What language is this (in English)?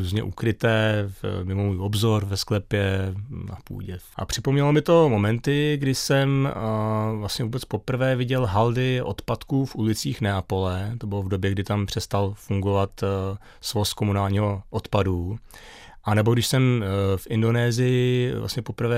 Czech